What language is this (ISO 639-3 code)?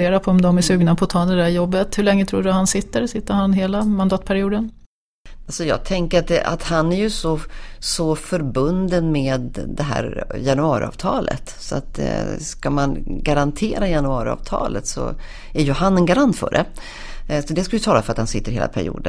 swe